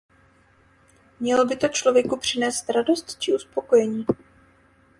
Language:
Czech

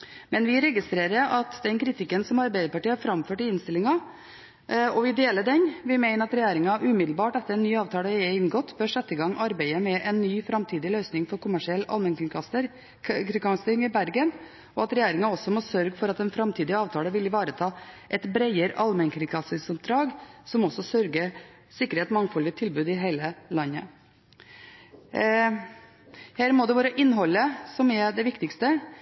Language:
Norwegian Bokmål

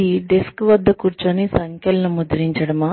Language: Telugu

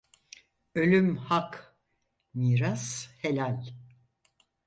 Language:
Turkish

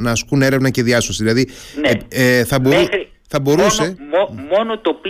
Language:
Greek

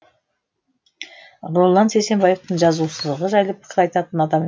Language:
Kazakh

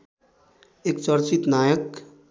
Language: Nepali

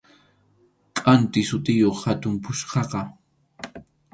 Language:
Arequipa-La Unión Quechua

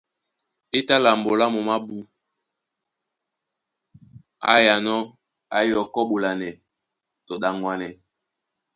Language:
Duala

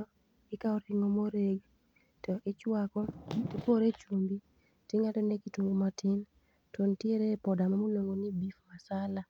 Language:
Luo (Kenya and Tanzania)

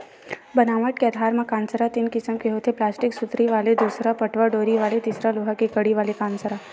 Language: Chhattisgarhi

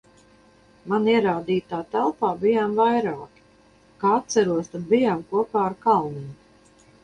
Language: Latvian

